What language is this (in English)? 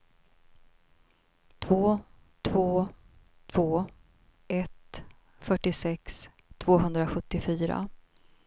Swedish